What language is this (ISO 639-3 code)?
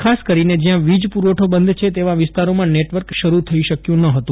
guj